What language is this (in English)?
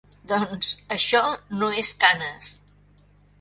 Catalan